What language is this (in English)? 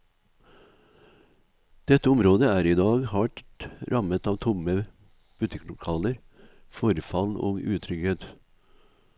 Norwegian